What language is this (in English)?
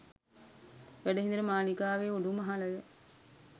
Sinhala